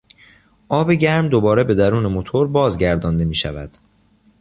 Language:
Persian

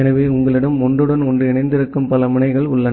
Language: Tamil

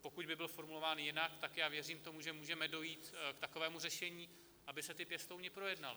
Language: Czech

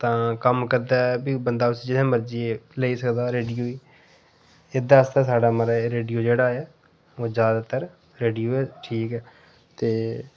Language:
Dogri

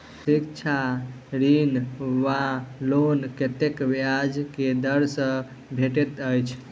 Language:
Maithili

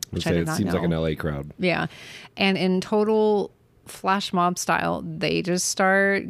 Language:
English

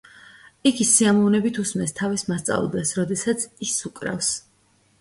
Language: Georgian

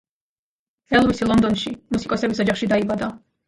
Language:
Georgian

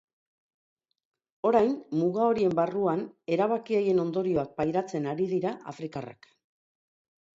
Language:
Basque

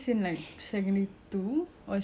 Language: English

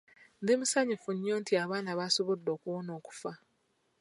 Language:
Ganda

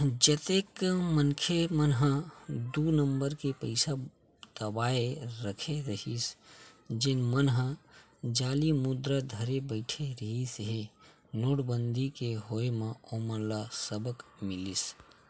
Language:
Chhattisgarhi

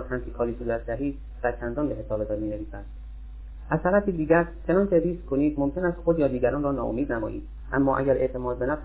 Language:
Persian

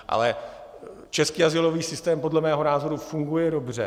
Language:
Czech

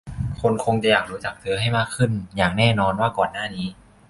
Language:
Thai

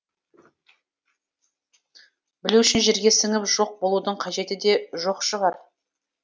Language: Kazakh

